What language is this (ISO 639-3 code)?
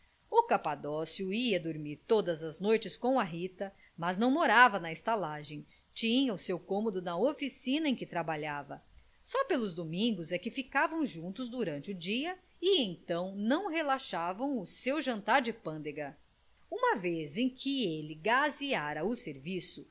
por